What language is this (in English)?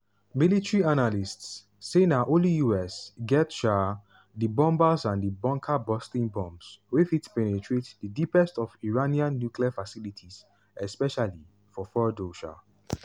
Nigerian Pidgin